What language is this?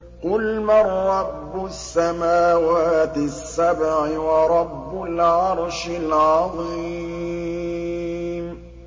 Arabic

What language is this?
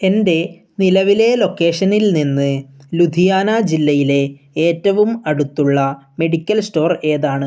Malayalam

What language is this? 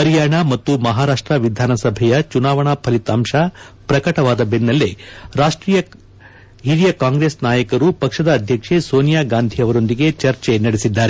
Kannada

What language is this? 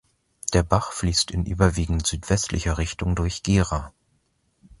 German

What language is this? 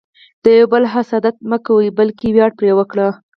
Pashto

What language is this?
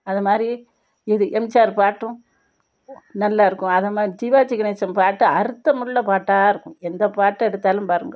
Tamil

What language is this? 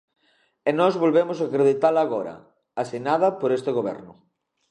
Galician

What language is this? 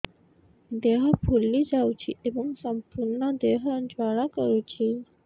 Odia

